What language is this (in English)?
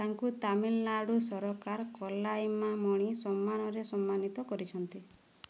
Odia